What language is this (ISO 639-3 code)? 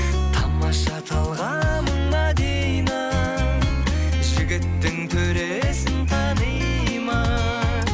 kaz